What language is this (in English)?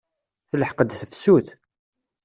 Kabyle